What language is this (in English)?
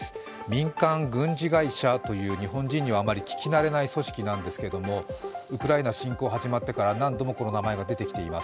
Japanese